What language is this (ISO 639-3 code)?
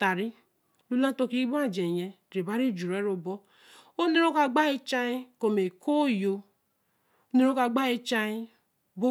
elm